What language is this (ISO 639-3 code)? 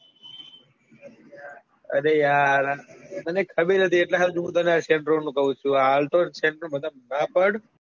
guj